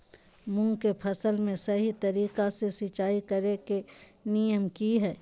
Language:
Magahi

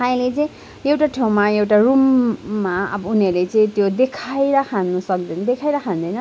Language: Nepali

